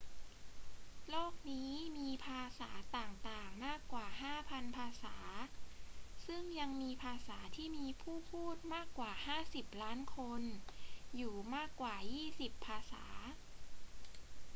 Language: Thai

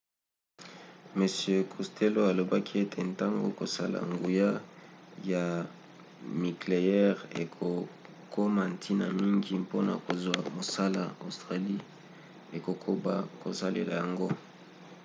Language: Lingala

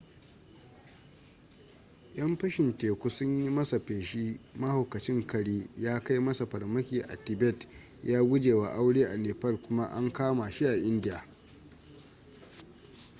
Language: Hausa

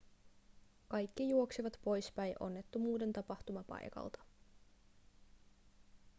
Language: Finnish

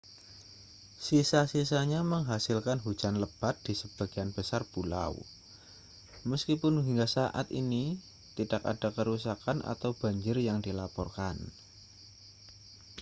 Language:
Indonesian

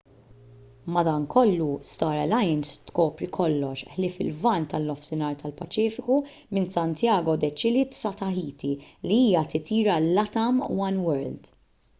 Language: Maltese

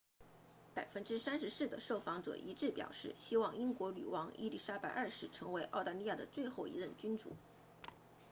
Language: Chinese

